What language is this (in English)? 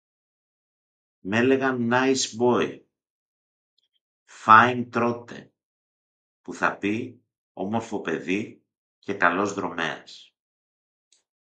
Greek